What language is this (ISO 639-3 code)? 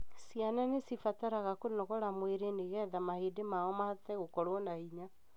kik